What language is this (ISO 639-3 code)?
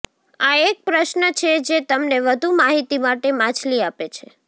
guj